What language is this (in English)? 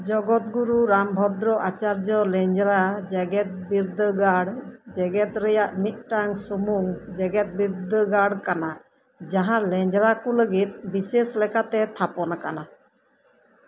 Santali